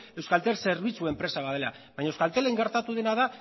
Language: Basque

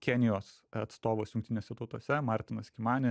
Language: Lithuanian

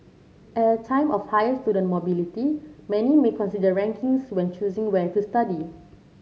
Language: English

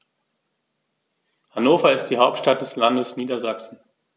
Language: German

